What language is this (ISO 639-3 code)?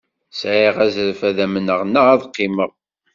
kab